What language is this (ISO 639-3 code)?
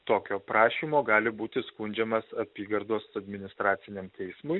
lit